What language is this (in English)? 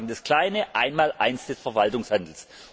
German